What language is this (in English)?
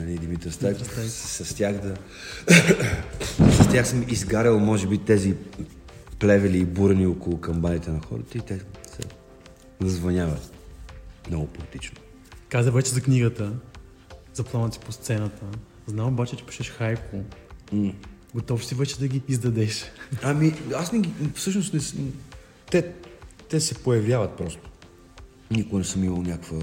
Bulgarian